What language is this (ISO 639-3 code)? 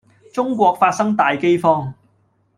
yue